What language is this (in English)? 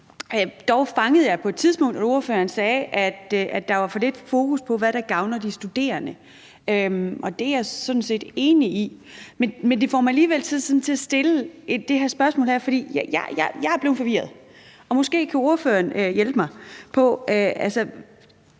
Danish